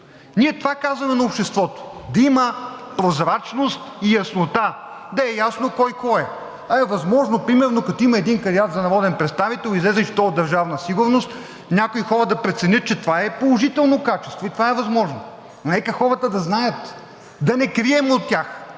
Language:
Bulgarian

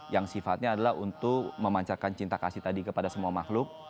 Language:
Indonesian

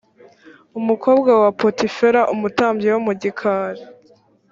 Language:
Kinyarwanda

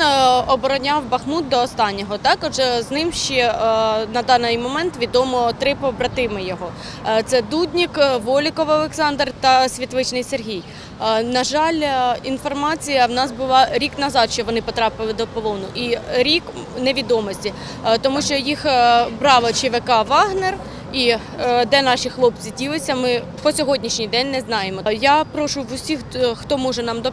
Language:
Ukrainian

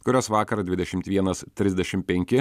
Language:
Lithuanian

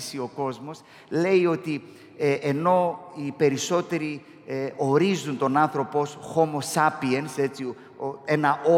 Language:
Greek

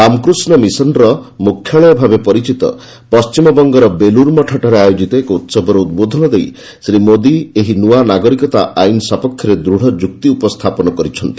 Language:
Odia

